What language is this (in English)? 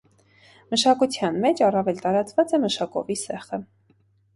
Armenian